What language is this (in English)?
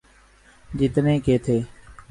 Urdu